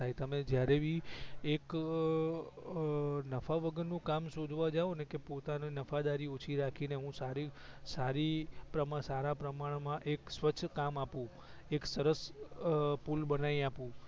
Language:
Gujarati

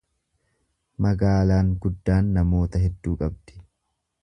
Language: Oromo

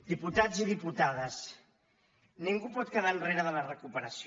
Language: Catalan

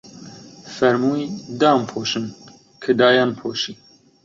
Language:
Central Kurdish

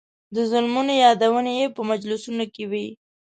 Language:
Pashto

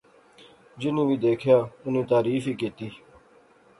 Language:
Pahari-Potwari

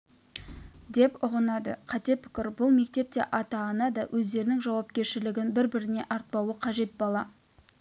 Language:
Kazakh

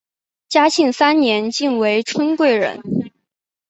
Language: Chinese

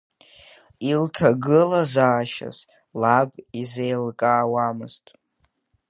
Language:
Abkhazian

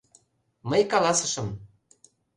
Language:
Mari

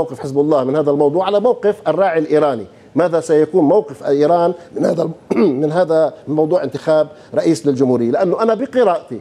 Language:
Arabic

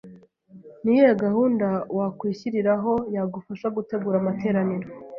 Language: Kinyarwanda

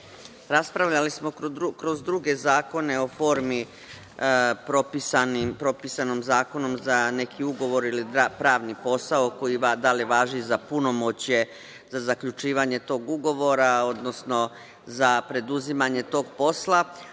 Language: Serbian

